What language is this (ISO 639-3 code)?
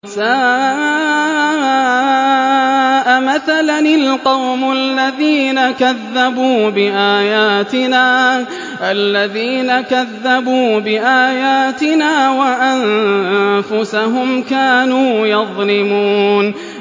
ara